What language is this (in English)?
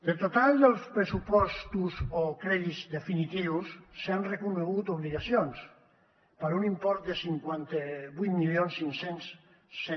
Catalan